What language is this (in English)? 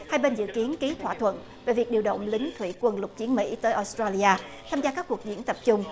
Vietnamese